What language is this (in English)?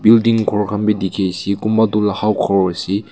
Naga Pidgin